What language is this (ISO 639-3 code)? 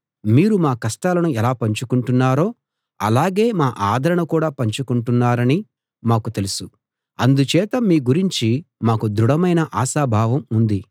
tel